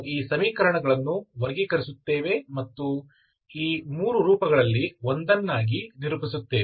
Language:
Kannada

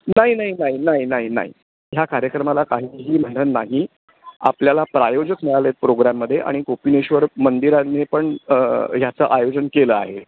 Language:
Marathi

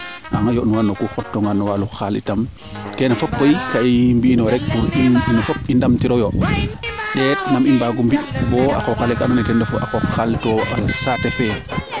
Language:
Serer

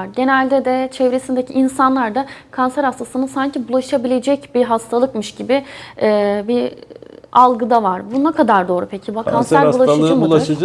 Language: Turkish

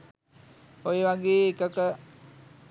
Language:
Sinhala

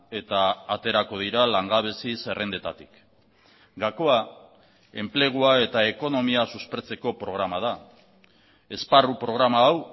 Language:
Basque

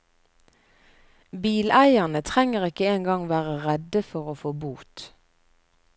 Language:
Norwegian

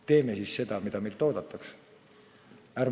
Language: Estonian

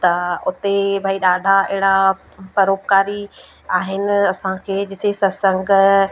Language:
Sindhi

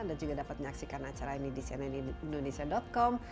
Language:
Indonesian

